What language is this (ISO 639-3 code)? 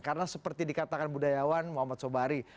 ind